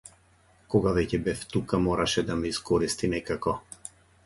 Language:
Macedonian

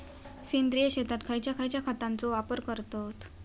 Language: Marathi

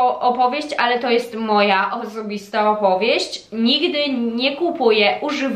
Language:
Polish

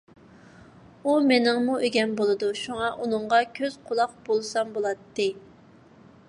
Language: Uyghur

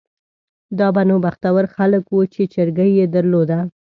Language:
Pashto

